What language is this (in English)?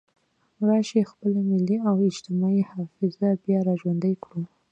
Pashto